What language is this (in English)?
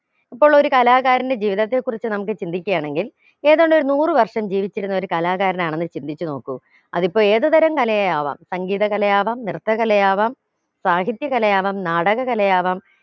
Malayalam